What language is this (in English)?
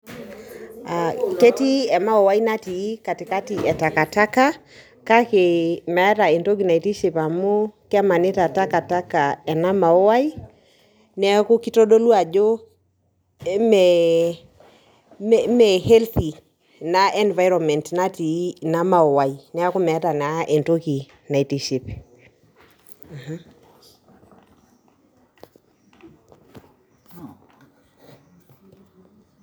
Masai